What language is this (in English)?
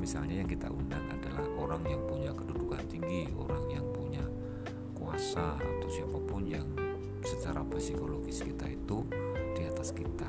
Indonesian